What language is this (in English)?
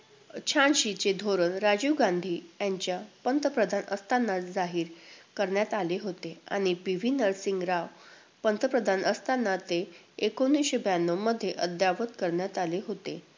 Marathi